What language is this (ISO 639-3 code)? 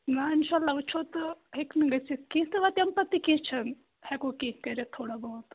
kas